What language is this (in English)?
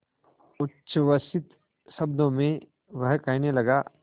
Hindi